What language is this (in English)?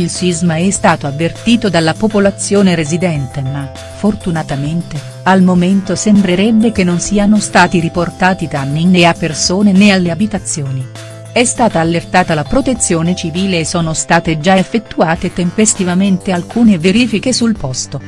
Italian